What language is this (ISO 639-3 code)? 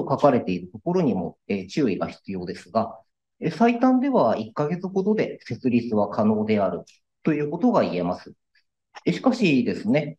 jpn